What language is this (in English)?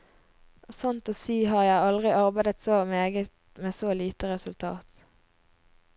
Norwegian